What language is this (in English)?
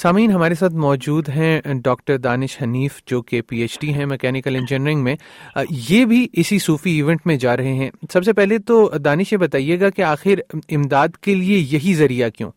Urdu